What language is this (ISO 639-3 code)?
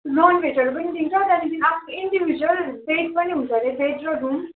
nep